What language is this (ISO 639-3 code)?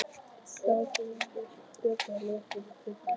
isl